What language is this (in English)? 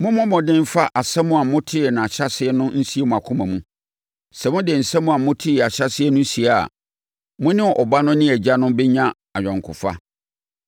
Akan